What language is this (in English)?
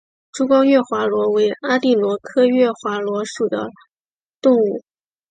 Chinese